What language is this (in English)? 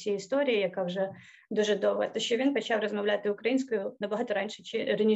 Ukrainian